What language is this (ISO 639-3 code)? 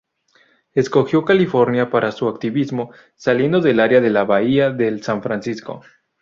spa